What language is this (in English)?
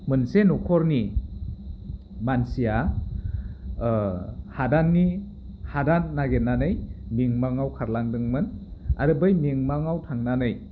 Bodo